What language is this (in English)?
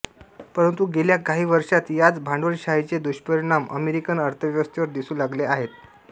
Marathi